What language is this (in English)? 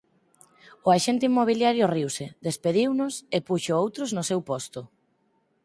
Galician